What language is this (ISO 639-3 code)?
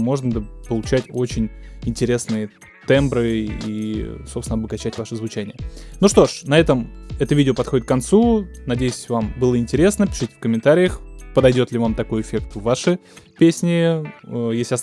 rus